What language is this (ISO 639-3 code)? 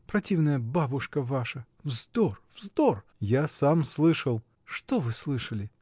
rus